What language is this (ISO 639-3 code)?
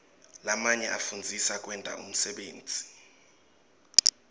ssw